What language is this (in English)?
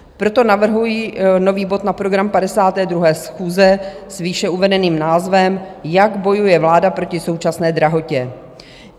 Czech